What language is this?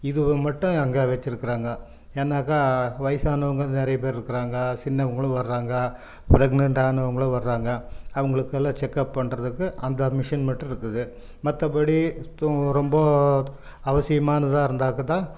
Tamil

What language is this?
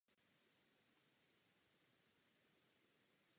Czech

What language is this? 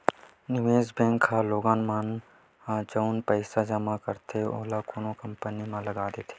Chhattisgarhi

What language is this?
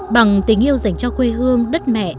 Vietnamese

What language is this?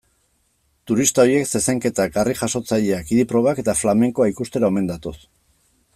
Basque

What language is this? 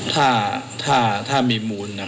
Thai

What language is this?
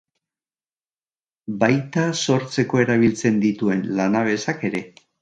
Basque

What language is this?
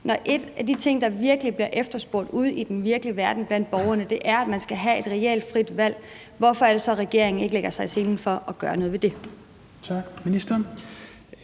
Danish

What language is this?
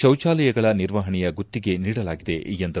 Kannada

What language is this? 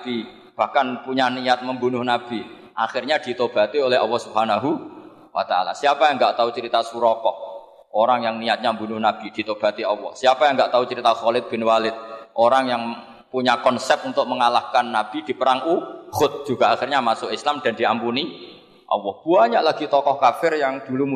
Indonesian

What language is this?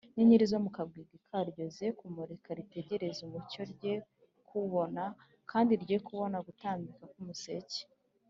Kinyarwanda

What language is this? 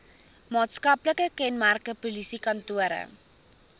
Afrikaans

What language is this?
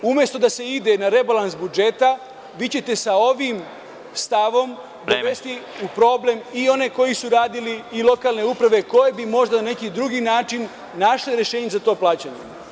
Serbian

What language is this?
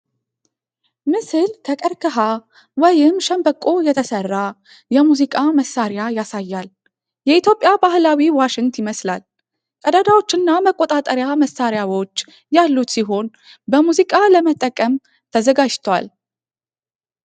Amharic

